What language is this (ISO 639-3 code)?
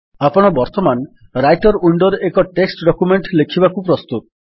ori